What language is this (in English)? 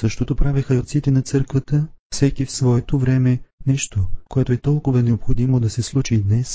Bulgarian